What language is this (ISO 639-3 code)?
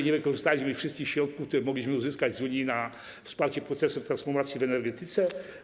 pol